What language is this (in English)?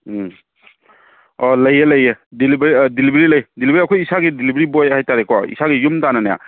Manipuri